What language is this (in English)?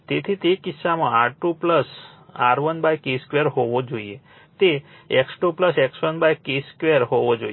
Gujarati